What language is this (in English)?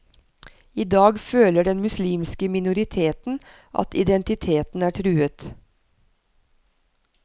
Norwegian